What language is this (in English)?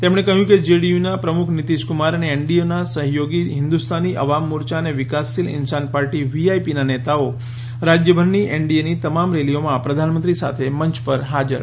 Gujarati